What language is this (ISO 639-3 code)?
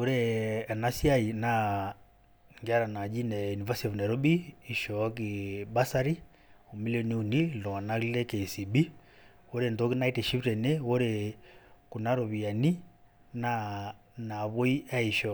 mas